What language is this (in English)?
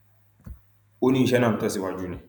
Yoruba